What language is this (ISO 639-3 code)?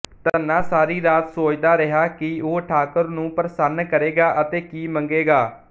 pan